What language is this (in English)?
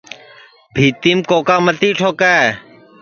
Sansi